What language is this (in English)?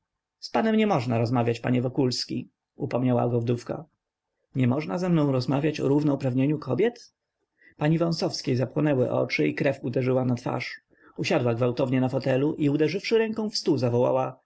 Polish